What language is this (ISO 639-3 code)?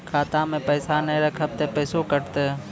mai